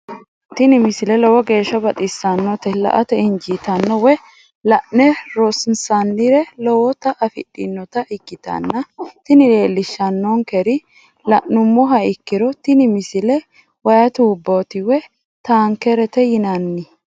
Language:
Sidamo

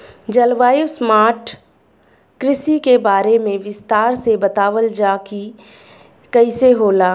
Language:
Bhojpuri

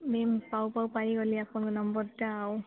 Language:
Odia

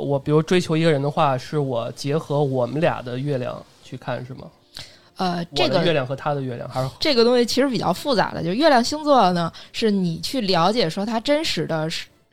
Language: Chinese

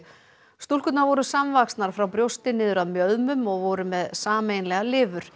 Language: Icelandic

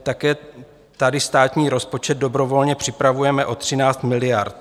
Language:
Czech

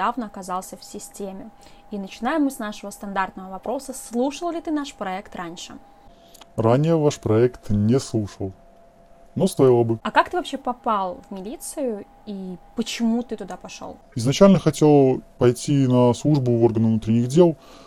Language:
Russian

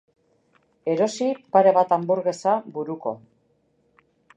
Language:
Basque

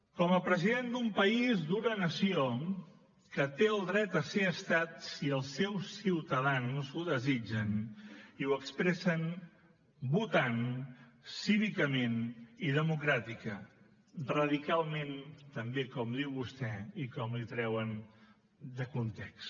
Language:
Catalan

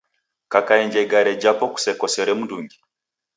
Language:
Taita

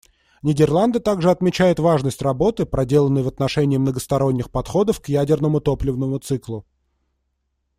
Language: Russian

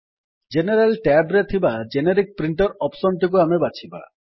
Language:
Odia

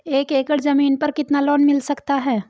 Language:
Hindi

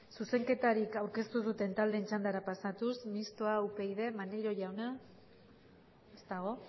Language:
Basque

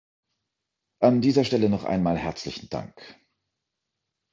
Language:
German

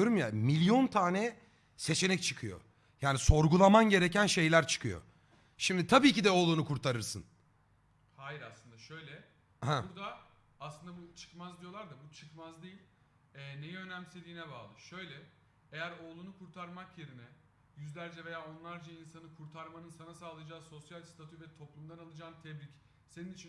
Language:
Turkish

